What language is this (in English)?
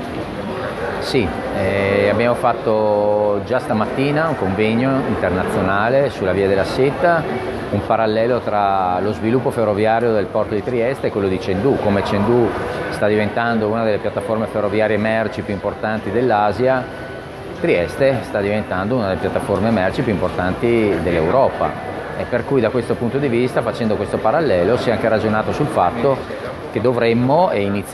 Italian